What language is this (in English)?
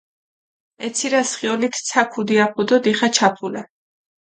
Mingrelian